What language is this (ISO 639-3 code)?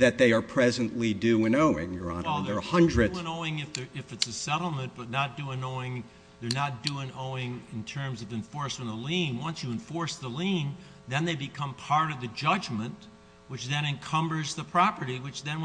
eng